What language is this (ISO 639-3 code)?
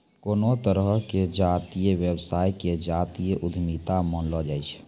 mai